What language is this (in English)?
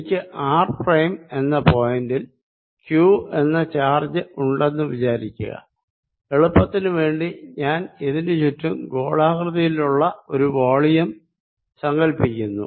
Malayalam